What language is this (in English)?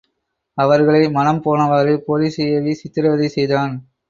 Tamil